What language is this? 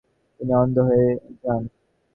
Bangla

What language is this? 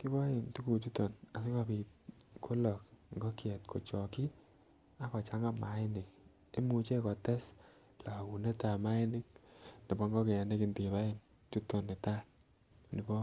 Kalenjin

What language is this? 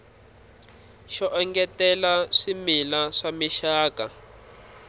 Tsonga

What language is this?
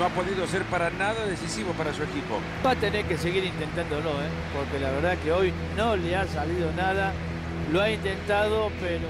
Spanish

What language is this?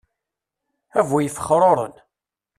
Kabyle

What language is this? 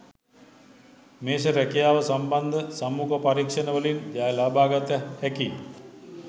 Sinhala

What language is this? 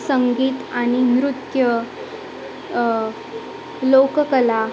Marathi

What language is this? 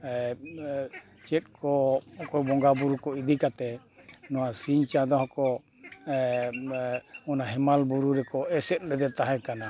Santali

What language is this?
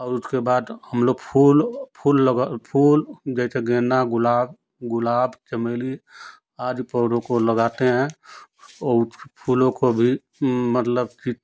Hindi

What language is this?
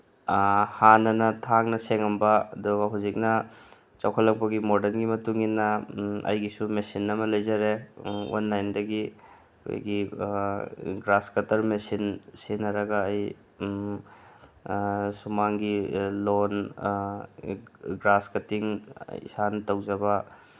Manipuri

